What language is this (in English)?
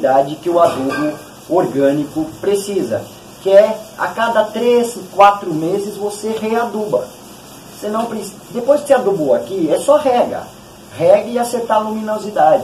Portuguese